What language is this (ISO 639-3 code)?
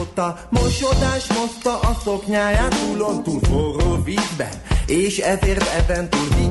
hun